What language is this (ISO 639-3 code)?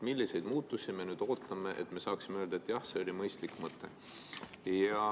est